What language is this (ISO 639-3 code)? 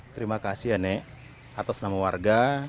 ind